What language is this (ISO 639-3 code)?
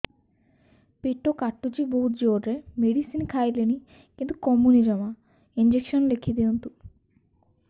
ori